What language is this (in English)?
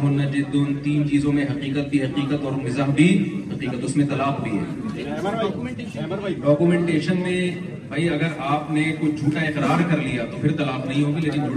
Urdu